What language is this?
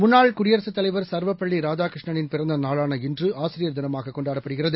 Tamil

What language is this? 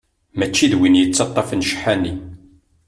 Kabyle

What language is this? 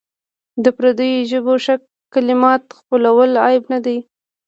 Pashto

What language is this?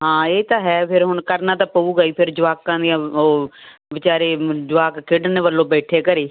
Punjabi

